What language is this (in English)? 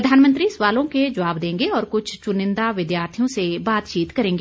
Hindi